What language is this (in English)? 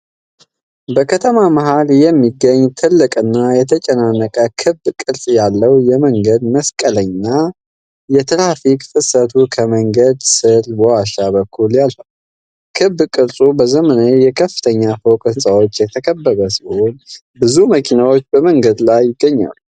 Amharic